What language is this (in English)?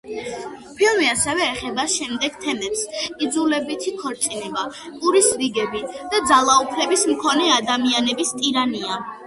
Georgian